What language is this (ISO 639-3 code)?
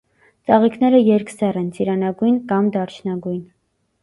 hye